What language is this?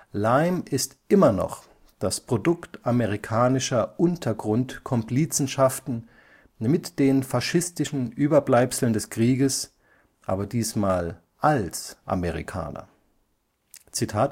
German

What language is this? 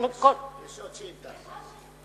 Hebrew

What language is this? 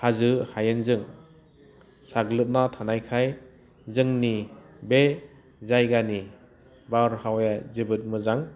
Bodo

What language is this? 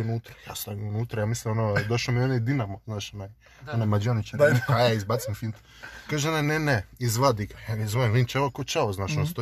Croatian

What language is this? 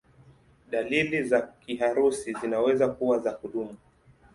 Swahili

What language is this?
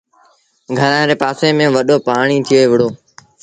Sindhi Bhil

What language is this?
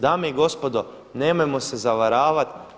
Croatian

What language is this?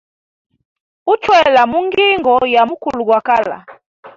Hemba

